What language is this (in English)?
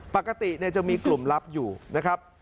Thai